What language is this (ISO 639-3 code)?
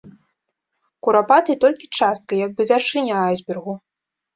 bel